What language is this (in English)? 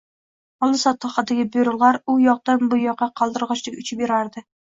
Uzbek